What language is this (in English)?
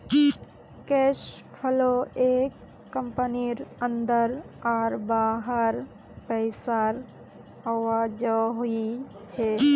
Magahi